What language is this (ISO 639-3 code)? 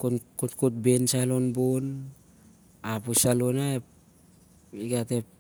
sjr